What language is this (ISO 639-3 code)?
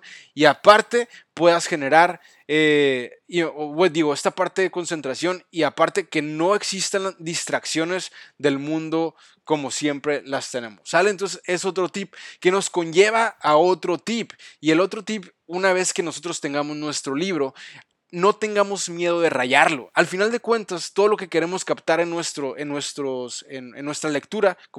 spa